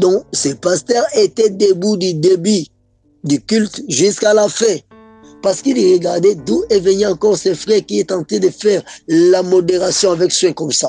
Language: French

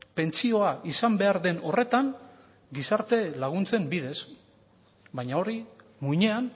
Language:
Basque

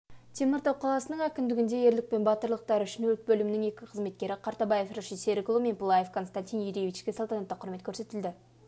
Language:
Kazakh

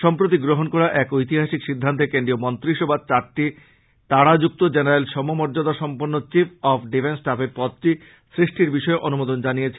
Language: Bangla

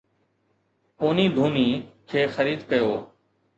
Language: Sindhi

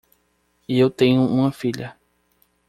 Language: Portuguese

